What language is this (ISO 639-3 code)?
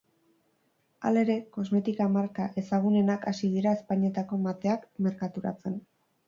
eus